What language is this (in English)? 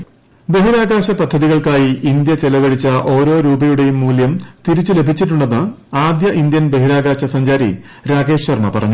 Malayalam